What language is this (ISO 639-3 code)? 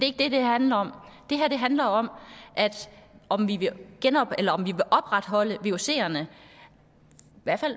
dan